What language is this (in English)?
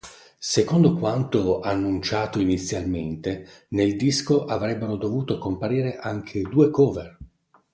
Italian